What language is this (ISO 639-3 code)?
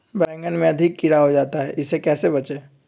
mag